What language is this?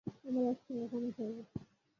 Bangla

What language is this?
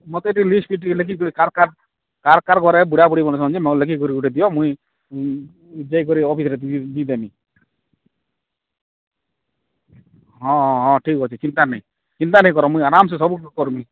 Odia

